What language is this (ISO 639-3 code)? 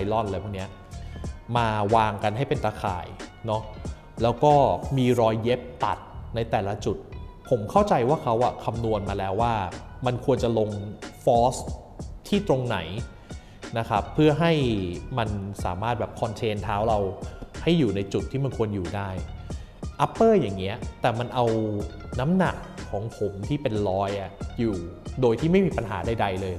tha